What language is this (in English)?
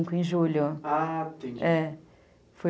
Portuguese